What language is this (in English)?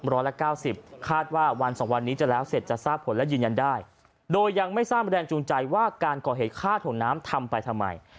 Thai